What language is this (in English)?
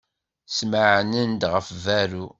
Kabyle